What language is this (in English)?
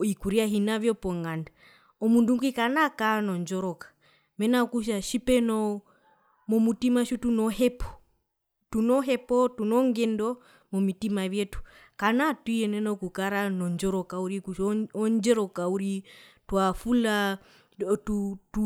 Herero